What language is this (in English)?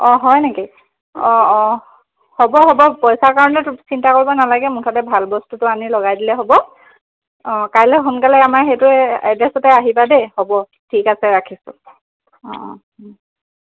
Assamese